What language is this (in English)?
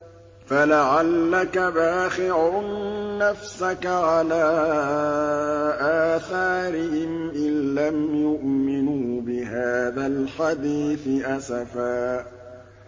Arabic